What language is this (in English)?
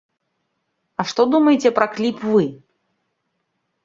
Belarusian